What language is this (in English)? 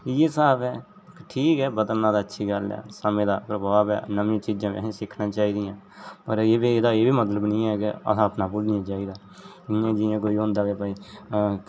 Dogri